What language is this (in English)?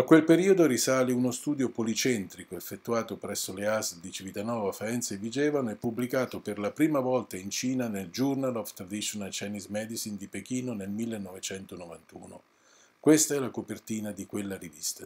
Italian